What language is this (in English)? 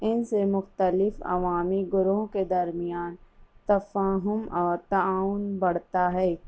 Urdu